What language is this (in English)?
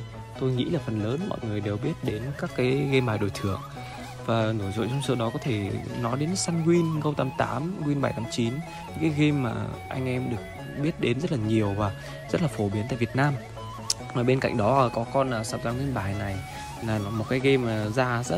Vietnamese